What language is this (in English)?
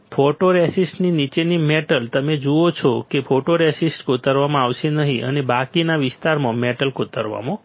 Gujarati